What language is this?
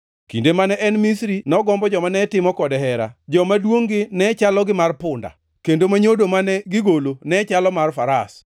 Luo (Kenya and Tanzania)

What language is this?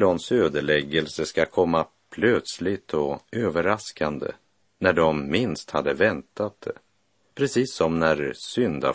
Swedish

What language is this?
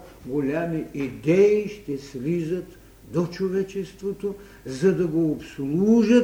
Bulgarian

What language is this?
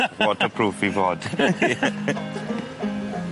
Welsh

